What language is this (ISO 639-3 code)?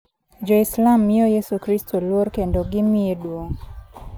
luo